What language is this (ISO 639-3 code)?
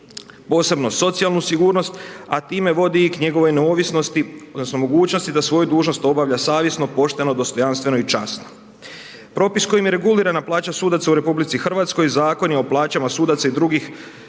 hrv